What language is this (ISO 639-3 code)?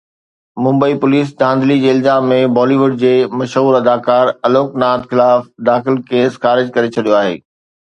snd